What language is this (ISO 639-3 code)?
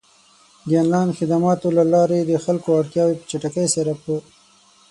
pus